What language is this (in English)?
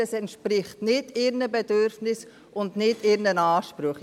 Swiss German